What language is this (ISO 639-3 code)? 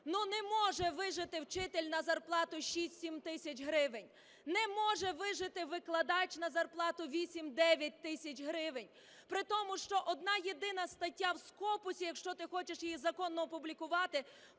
ukr